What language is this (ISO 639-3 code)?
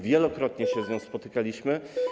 pol